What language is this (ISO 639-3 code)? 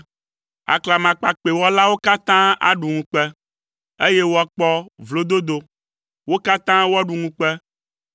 ewe